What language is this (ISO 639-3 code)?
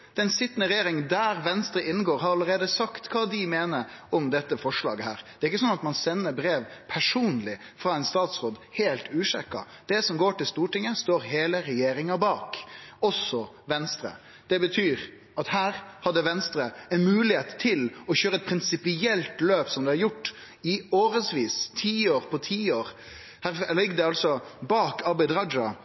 nno